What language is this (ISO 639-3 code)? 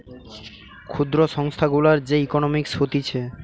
ben